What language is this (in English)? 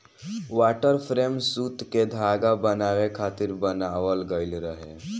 Bhojpuri